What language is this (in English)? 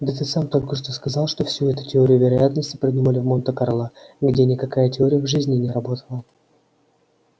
Russian